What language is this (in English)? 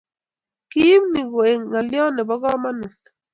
Kalenjin